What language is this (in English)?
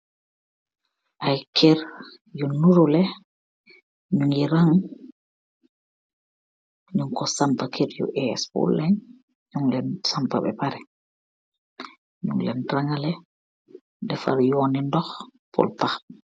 Wolof